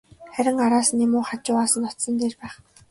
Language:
Mongolian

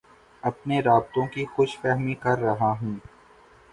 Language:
Urdu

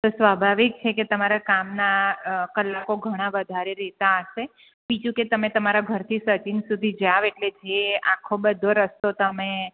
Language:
Gujarati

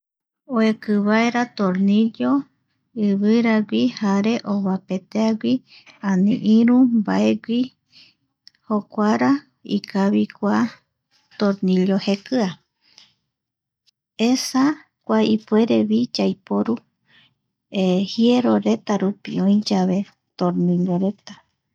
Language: Eastern Bolivian Guaraní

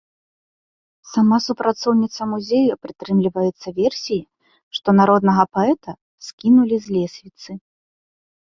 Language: Belarusian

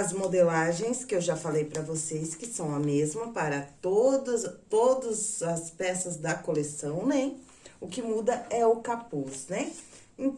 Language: Portuguese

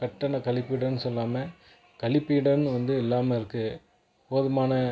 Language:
Tamil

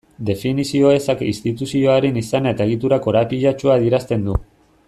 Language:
Basque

